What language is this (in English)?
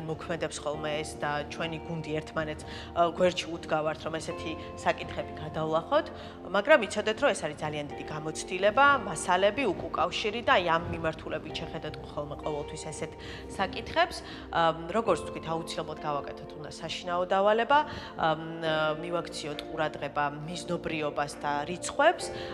Romanian